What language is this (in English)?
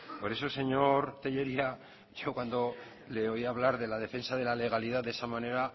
Spanish